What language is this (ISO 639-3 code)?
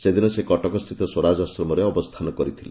ori